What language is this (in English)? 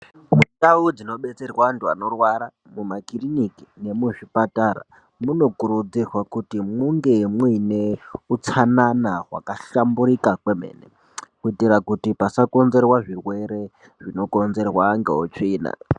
Ndau